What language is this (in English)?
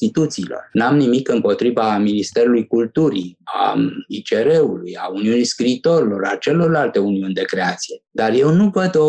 Romanian